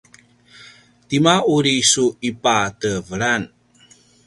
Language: Paiwan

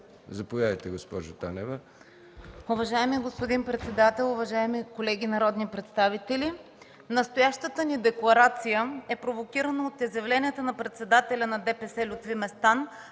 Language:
Bulgarian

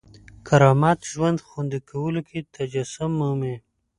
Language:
Pashto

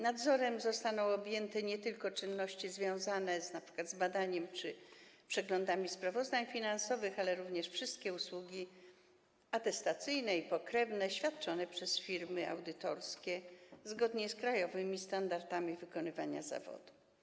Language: Polish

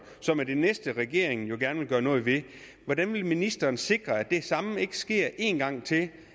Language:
Danish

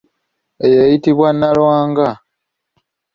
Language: Ganda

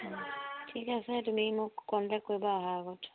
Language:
Assamese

